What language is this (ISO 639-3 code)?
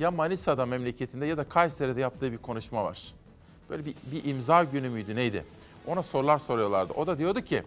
tur